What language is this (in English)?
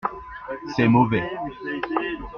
French